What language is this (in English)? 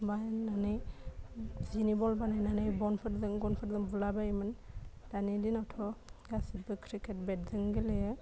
Bodo